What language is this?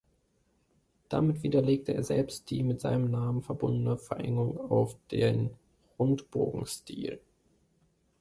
German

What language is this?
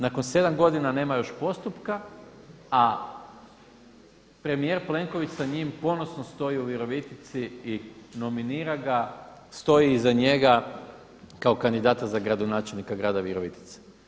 Croatian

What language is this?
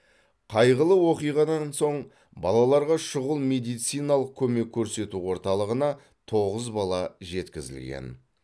Kazakh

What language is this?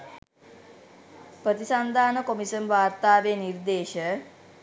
Sinhala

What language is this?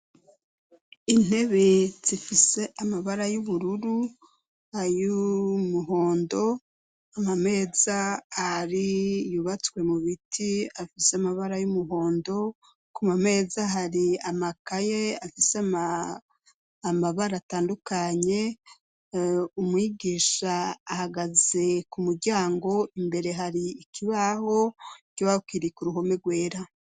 Rundi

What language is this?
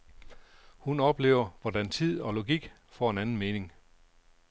Danish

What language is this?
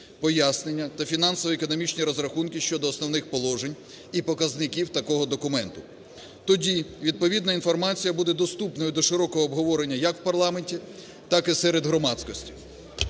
Ukrainian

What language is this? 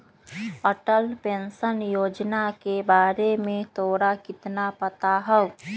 Magahi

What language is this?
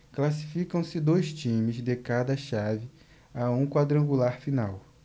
Portuguese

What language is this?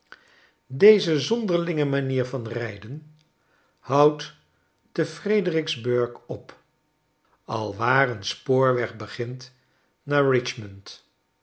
Dutch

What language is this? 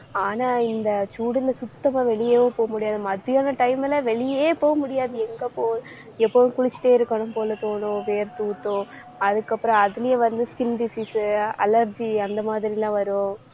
Tamil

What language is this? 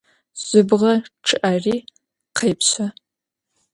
Adyghe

